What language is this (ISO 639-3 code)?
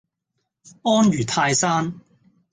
yue